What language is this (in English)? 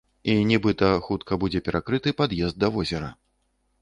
Belarusian